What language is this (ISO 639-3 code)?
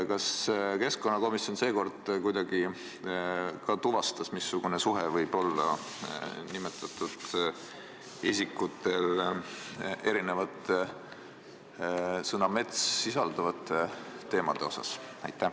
est